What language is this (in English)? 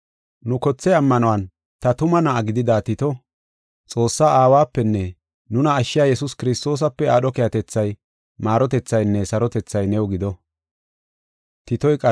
Gofa